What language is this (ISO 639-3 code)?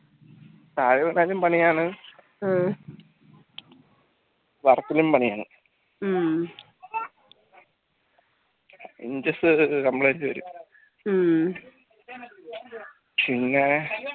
mal